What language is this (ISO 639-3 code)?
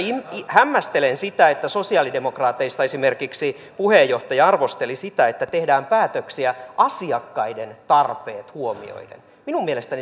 fin